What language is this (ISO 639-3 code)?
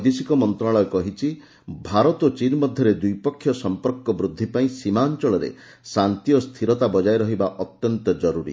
ori